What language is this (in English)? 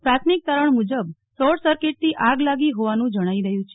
Gujarati